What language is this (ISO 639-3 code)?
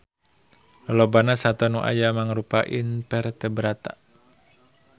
sun